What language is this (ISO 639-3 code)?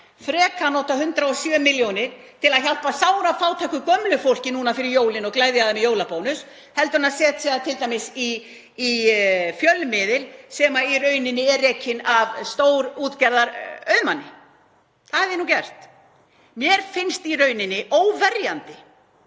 isl